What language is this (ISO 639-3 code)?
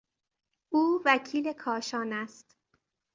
fas